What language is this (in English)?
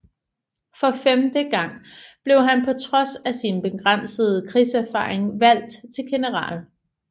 Danish